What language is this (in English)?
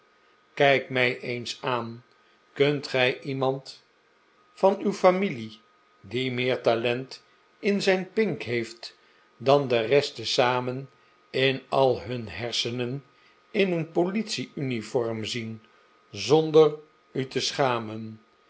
Dutch